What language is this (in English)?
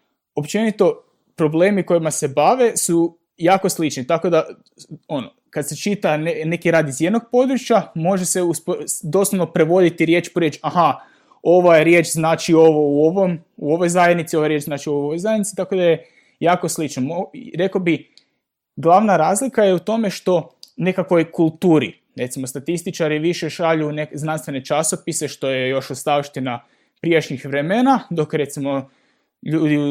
Croatian